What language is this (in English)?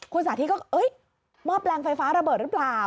Thai